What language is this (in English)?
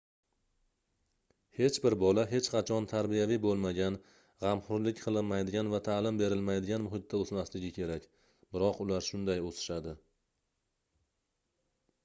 Uzbek